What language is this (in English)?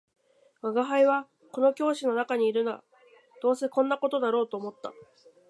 Japanese